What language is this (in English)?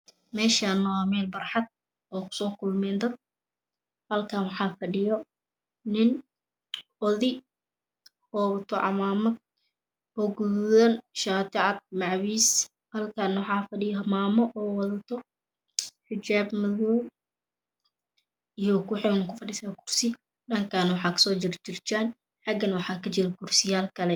Somali